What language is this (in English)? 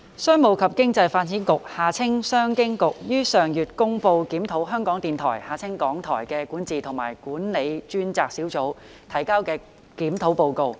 Cantonese